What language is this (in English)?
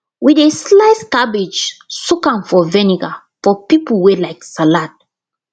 Nigerian Pidgin